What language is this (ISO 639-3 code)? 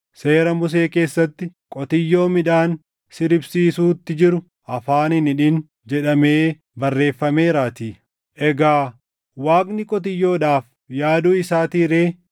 orm